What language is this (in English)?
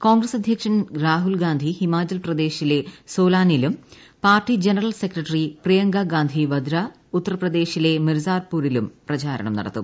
Malayalam